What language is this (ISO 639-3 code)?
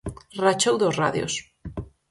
glg